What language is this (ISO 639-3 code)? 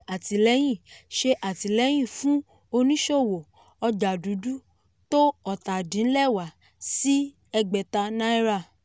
yor